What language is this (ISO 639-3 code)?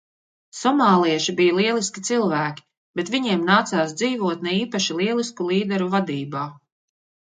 lav